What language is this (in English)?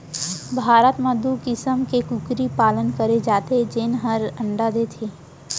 Chhattisgarhi